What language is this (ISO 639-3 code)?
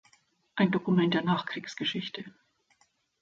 deu